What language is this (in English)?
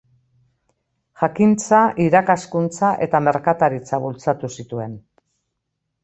Basque